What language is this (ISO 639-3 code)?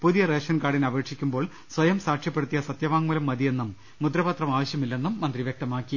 mal